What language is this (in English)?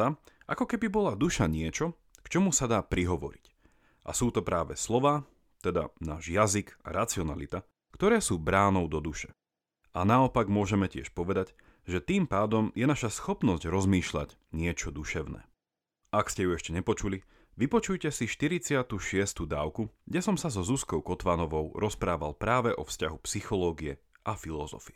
Slovak